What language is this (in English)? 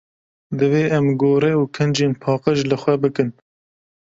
Kurdish